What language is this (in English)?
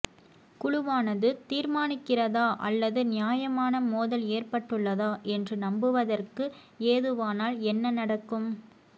Tamil